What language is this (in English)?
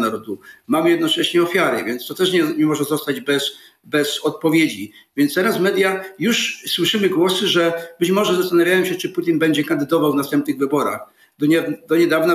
Polish